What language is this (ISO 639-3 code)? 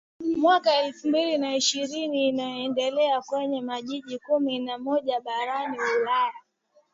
swa